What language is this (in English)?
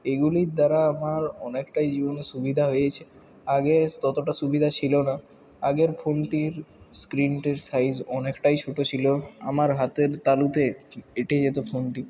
Bangla